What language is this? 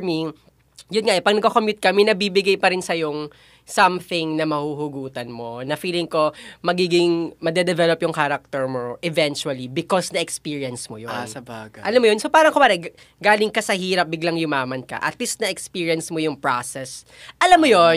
Filipino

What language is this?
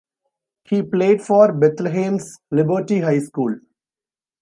English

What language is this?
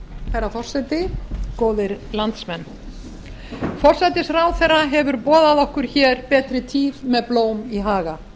Icelandic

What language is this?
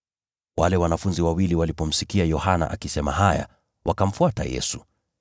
Swahili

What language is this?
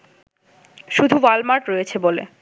Bangla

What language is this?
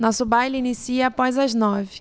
Portuguese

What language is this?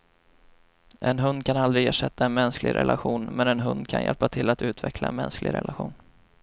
Swedish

